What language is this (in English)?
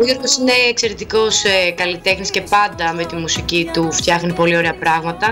Greek